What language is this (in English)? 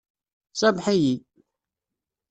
Kabyle